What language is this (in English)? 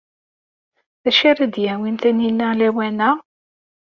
Kabyle